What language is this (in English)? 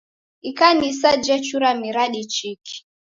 Taita